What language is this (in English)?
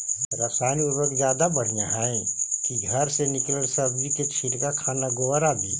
Magahi